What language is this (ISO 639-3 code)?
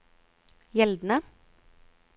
nor